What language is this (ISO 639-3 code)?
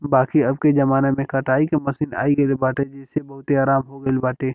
bho